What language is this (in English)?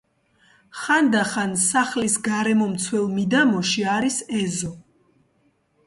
Georgian